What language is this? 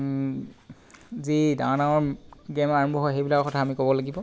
Assamese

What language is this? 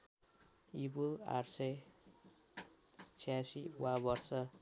Nepali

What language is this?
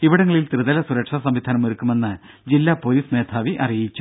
Malayalam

